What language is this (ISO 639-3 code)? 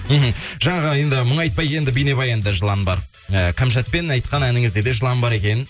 kaz